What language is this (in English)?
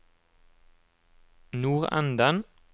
Norwegian